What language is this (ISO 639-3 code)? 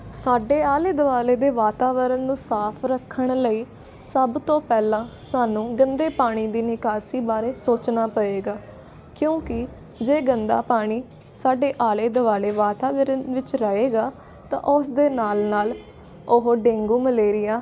pan